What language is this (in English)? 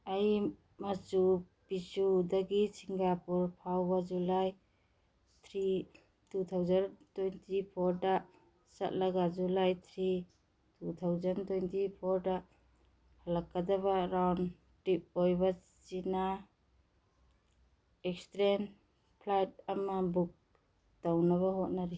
Manipuri